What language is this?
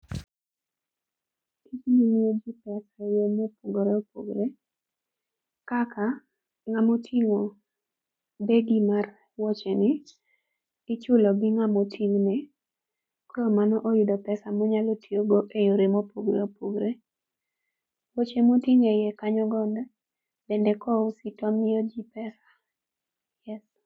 Luo (Kenya and Tanzania)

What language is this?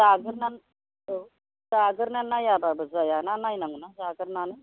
Bodo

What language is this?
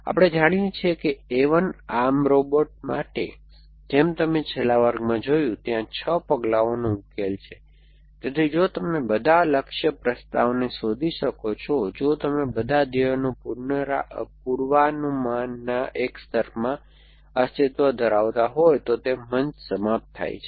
Gujarati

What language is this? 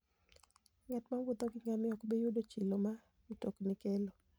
Luo (Kenya and Tanzania)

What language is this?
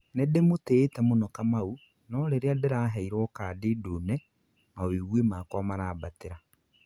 Kikuyu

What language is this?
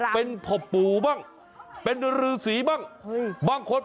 Thai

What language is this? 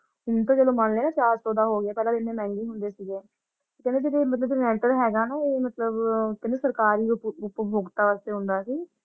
Punjabi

